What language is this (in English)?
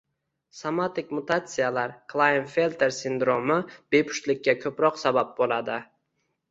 Uzbek